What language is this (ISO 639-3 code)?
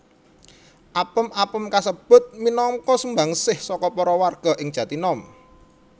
jav